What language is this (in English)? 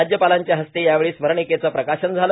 Marathi